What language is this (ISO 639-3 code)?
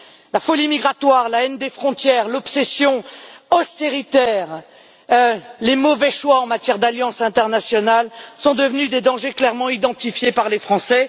fra